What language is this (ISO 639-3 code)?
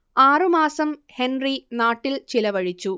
mal